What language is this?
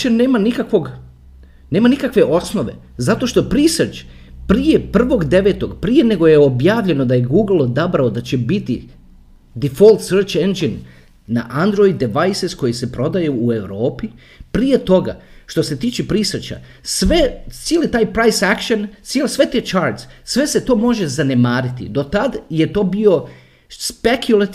Croatian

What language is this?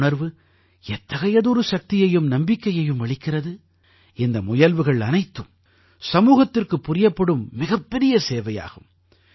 Tamil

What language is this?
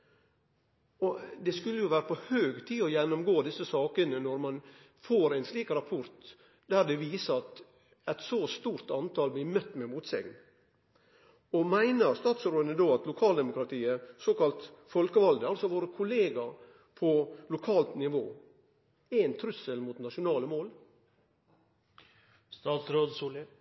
Norwegian Nynorsk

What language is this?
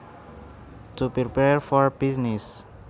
Javanese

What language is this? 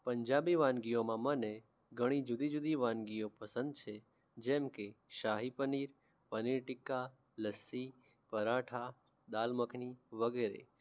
Gujarati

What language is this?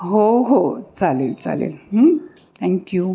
Marathi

